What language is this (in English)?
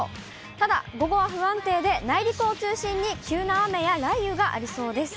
Japanese